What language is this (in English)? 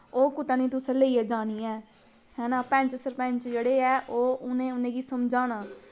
Dogri